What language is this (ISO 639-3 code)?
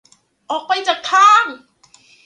tha